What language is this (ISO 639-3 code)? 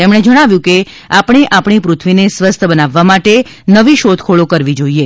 guj